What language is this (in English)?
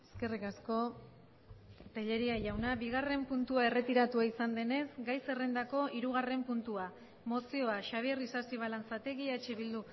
Basque